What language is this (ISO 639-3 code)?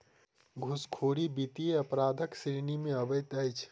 mai